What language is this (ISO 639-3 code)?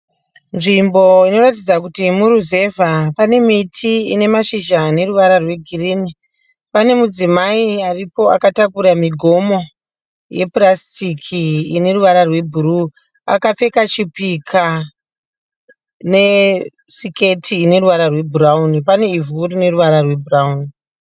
sna